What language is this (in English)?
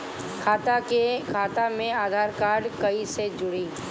Bhojpuri